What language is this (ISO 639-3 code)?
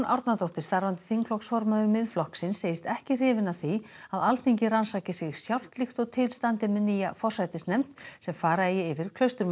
isl